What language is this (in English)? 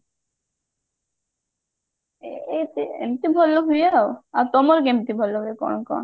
Odia